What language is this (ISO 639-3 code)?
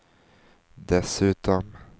swe